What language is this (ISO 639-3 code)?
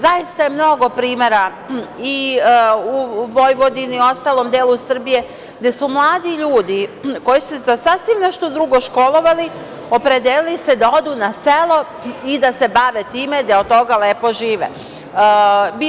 srp